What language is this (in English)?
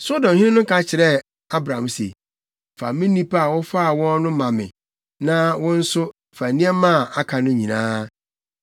Akan